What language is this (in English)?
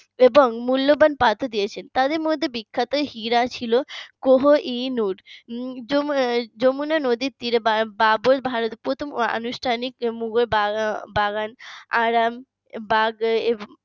Bangla